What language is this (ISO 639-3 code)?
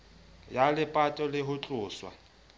sot